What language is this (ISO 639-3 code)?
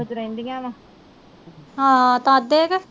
pan